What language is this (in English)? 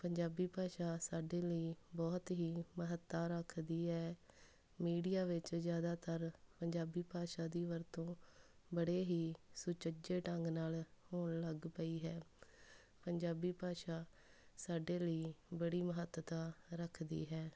Punjabi